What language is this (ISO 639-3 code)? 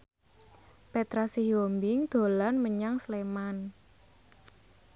jav